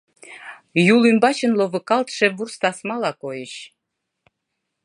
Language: Mari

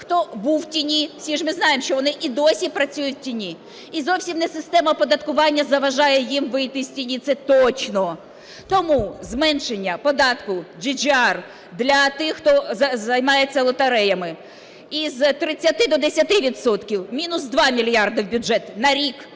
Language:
Ukrainian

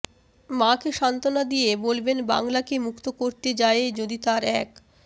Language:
Bangla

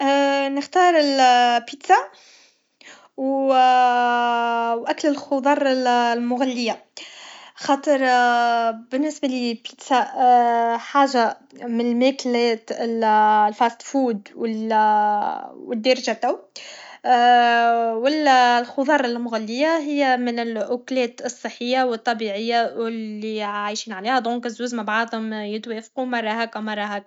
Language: Tunisian Arabic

